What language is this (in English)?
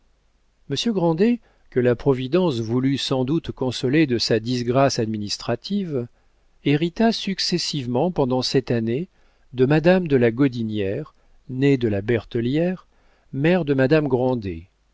French